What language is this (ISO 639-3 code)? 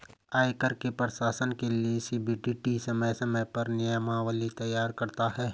hin